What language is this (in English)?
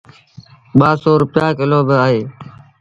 Sindhi Bhil